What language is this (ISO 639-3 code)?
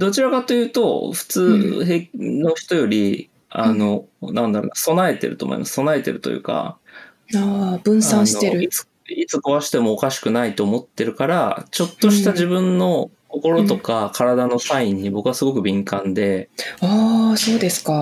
jpn